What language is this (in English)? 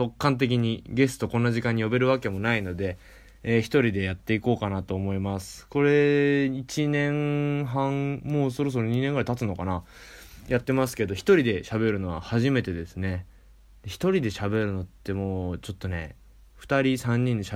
Japanese